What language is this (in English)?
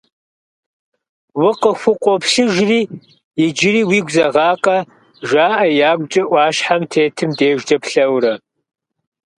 Kabardian